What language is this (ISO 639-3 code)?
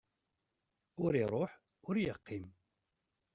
kab